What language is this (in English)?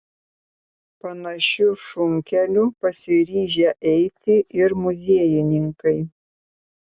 Lithuanian